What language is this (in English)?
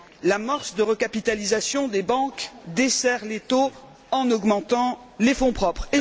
French